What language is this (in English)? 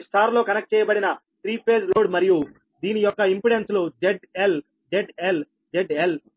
Telugu